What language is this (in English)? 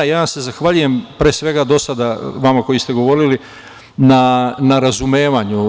Serbian